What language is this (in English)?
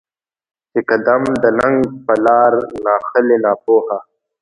Pashto